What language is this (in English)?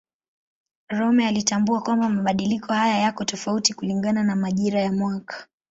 Swahili